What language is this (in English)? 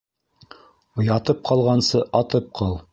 Bashkir